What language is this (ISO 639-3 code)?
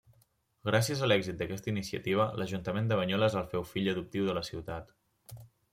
cat